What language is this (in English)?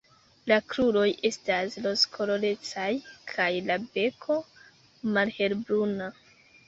Esperanto